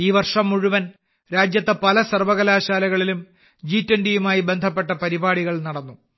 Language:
Malayalam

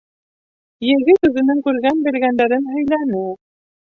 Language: Bashkir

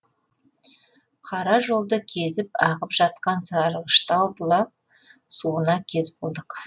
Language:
Kazakh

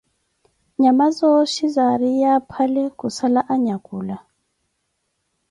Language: Koti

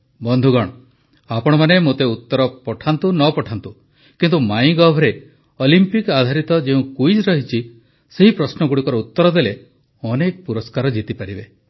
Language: Odia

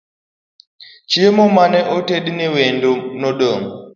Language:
Luo (Kenya and Tanzania)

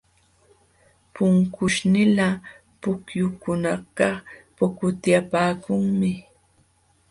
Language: Jauja Wanca Quechua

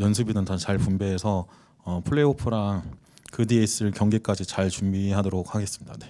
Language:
Korean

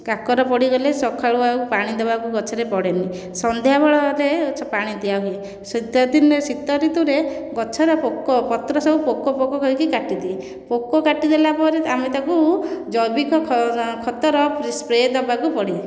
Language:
Odia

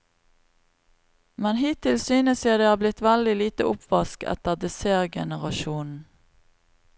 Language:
Norwegian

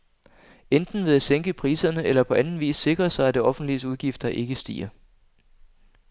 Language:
Danish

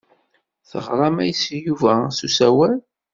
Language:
Kabyle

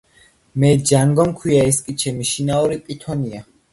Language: Georgian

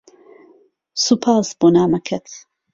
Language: Central Kurdish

